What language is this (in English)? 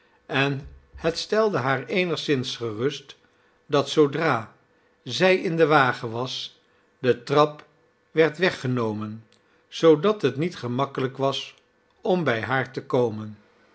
Dutch